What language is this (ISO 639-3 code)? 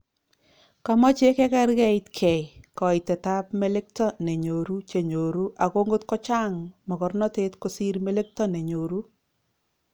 kln